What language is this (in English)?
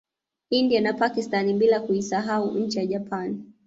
Swahili